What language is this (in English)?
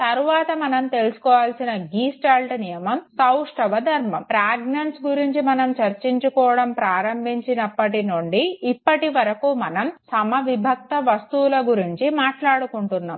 Telugu